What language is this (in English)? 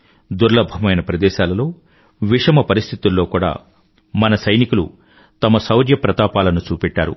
Telugu